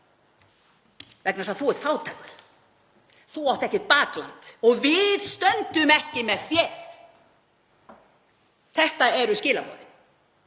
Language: Icelandic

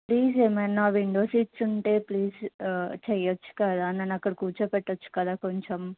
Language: Telugu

